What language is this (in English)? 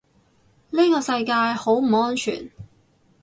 Cantonese